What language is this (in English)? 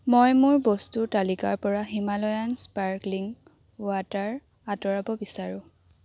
Assamese